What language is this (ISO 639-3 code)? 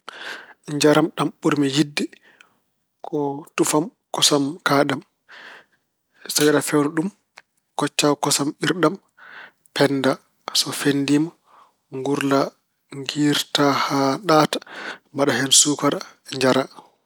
ful